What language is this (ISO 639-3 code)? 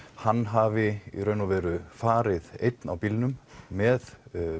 isl